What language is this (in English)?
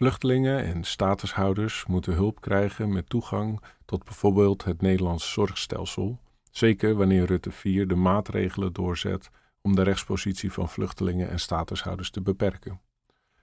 Dutch